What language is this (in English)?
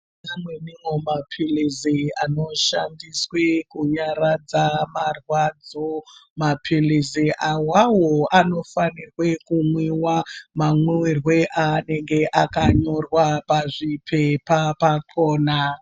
Ndau